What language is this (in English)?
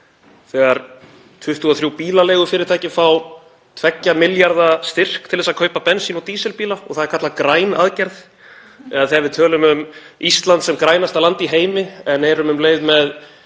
Icelandic